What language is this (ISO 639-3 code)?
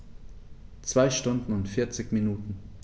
deu